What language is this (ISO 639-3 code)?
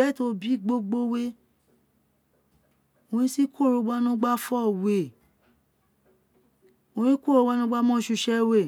its